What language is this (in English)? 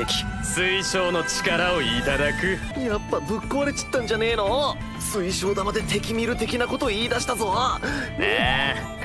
Japanese